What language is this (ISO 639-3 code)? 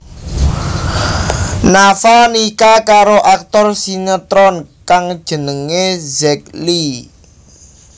jav